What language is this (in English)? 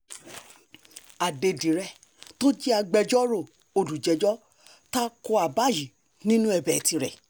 Yoruba